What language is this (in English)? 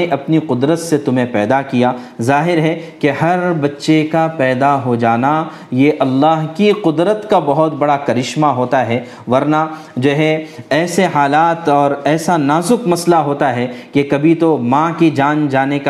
Urdu